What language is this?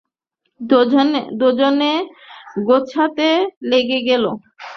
Bangla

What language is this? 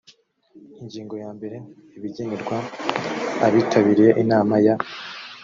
Kinyarwanda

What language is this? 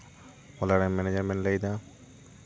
Santali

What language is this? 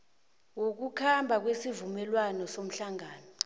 South Ndebele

